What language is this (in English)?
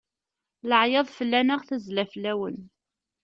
Kabyle